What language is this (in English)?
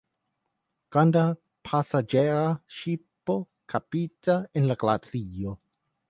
Esperanto